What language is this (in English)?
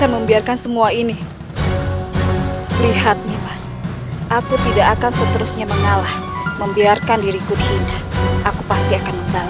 Indonesian